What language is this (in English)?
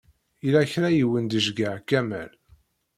Kabyle